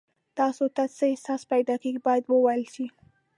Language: Pashto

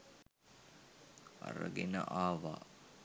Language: Sinhala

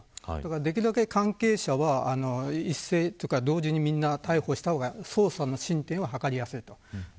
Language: Japanese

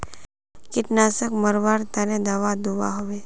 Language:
Magahi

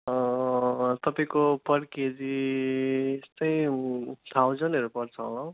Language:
Nepali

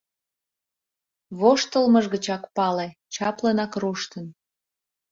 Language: Mari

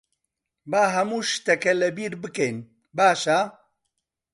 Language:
Central Kurdish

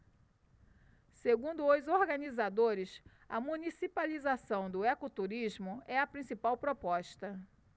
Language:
Portuguese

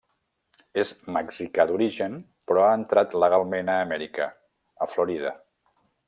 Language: Catalan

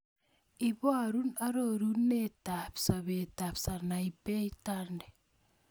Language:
Kalenjin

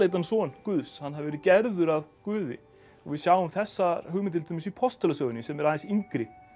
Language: Icelandic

